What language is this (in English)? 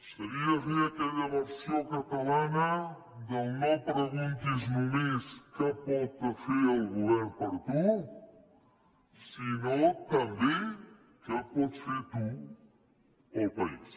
Catalan